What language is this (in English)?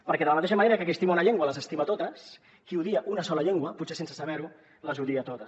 Catalan